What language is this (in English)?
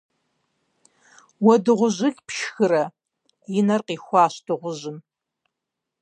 Kabardian